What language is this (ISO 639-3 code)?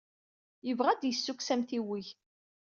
kab